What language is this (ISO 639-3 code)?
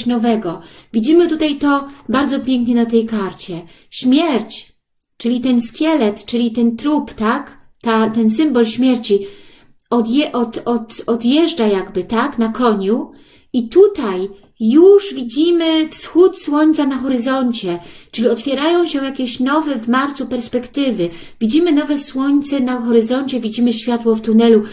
pol